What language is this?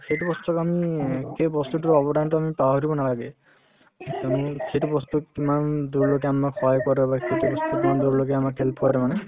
Assamese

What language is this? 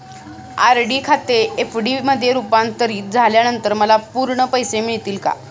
Marathi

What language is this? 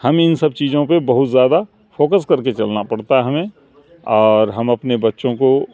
Urdu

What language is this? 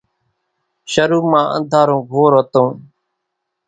Kachi Koli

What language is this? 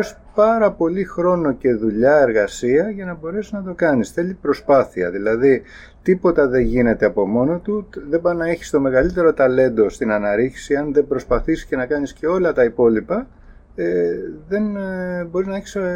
Greek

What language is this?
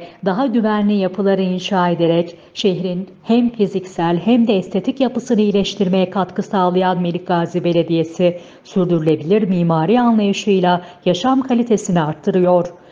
Turkish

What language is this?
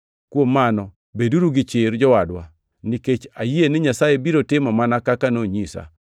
Luo (Kenya and Tanzania)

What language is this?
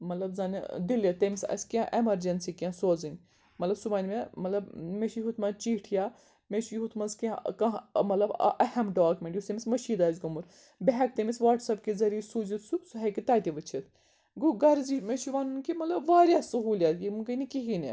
Kashmiri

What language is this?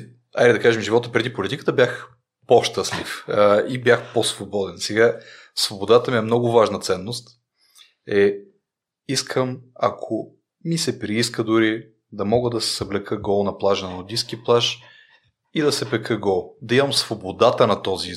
Bulgarian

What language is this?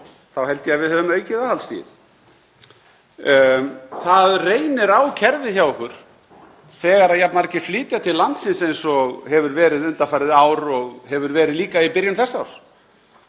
Icelandic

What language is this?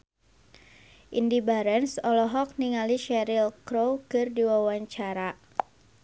Sundanese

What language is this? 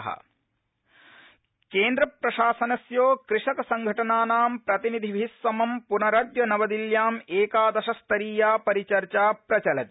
Sanskrit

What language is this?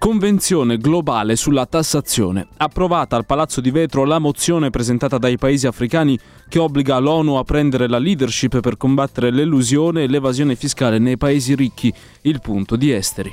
Italian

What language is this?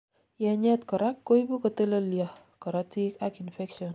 Kalenjin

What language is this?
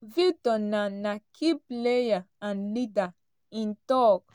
Nigerian Pidgin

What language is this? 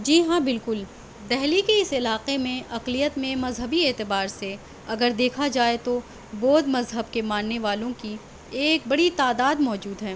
Urdu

